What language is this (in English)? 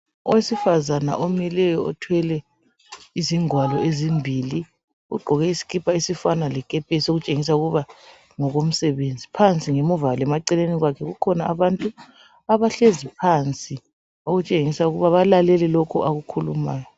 North Ndebele